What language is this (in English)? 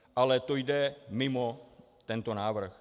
Czech